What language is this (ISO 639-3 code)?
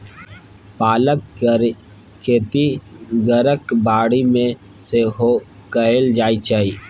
mai